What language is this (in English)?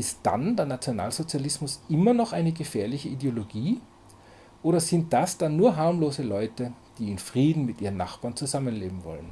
German